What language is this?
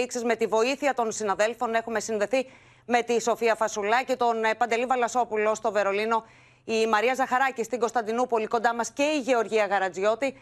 Greek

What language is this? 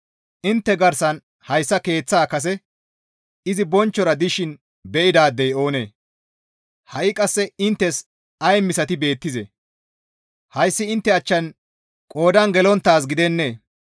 Gamo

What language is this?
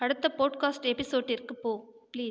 Tamil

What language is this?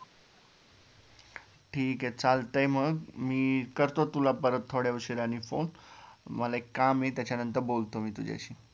Marathi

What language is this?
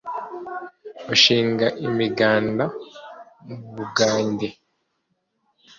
Kinyarwanda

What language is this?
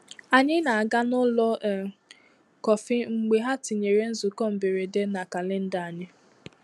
Igbo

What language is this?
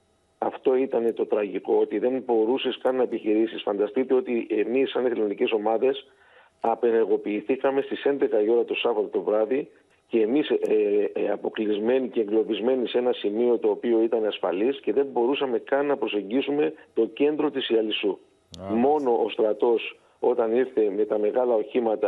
Greek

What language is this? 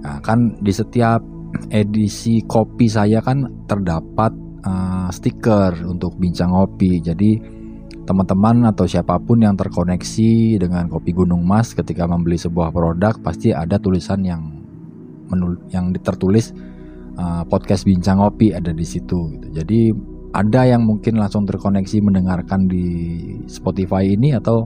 Indonesian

